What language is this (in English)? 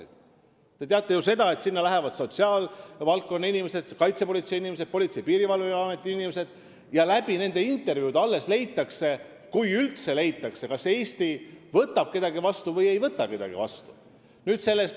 Estonian